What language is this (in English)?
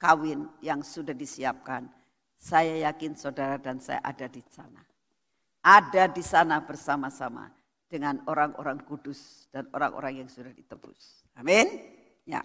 Indonesian